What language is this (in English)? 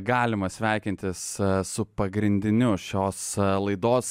Lithuanian